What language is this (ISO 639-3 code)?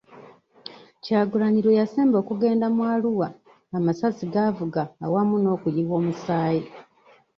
lug